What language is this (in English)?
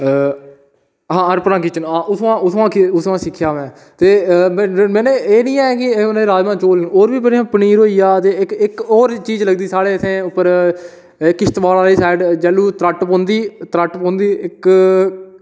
Dogri